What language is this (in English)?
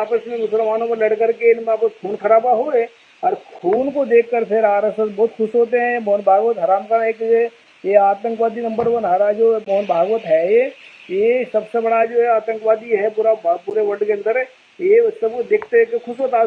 Hindi